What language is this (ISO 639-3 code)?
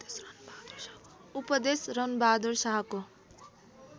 nep